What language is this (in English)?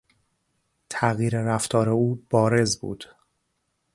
Persian